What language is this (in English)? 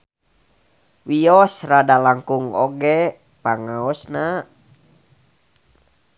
Sundanese